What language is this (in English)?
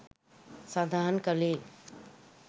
Sinhala